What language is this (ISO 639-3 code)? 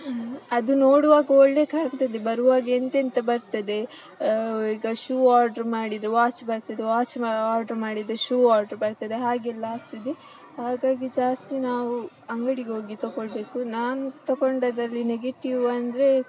kan